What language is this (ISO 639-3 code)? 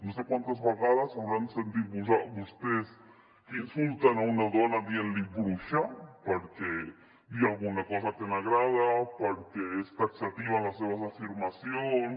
cat